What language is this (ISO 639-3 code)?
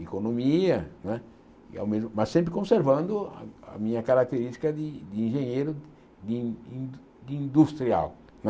por